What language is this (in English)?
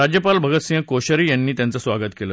Marathi